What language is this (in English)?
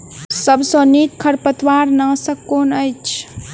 Maithili